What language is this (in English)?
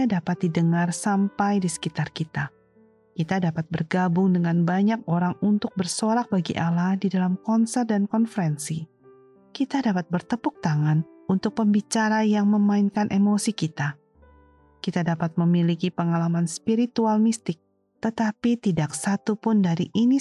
Indonesian